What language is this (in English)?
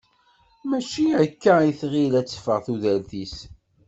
Kabyle